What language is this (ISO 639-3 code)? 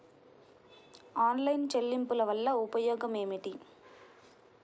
tel